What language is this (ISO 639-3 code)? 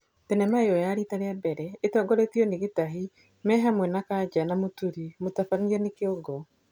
kik